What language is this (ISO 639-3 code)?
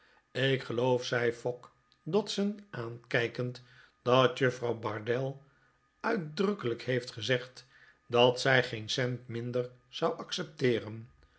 nld